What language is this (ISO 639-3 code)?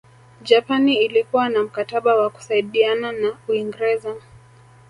swa